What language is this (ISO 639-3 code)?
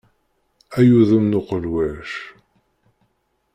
kab